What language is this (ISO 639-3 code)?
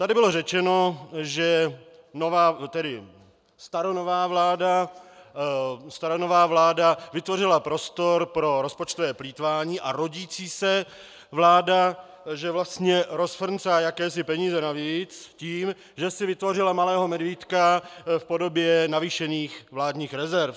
ces